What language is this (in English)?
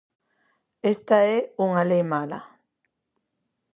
Galician